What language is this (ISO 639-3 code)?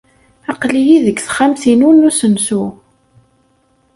kab